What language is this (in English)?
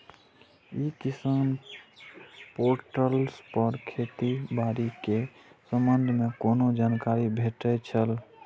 Maithili